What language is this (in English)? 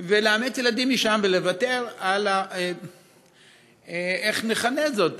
Hebrew